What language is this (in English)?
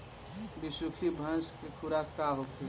Bhojpuri